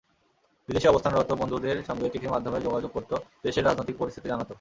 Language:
Bangla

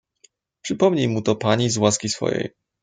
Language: Polish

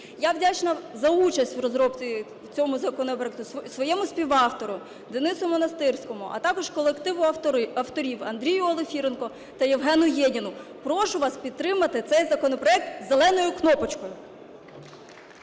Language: Ukrainian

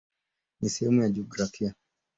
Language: Swahili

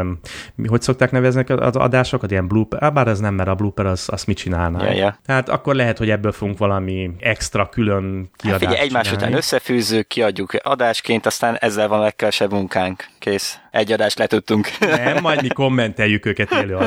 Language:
Hungarian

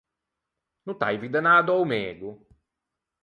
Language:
Ligurian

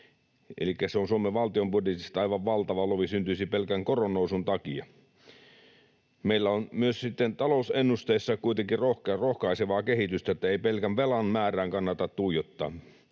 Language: Finnish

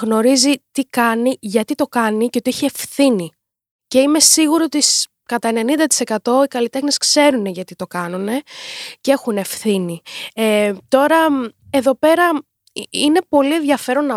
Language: Greek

